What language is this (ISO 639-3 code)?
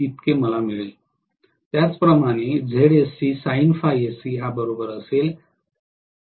mar